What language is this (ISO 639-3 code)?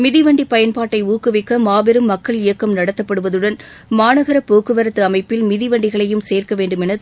tam